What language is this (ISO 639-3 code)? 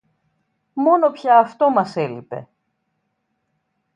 ell